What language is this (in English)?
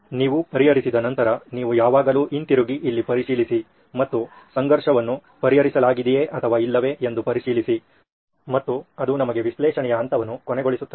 Kannada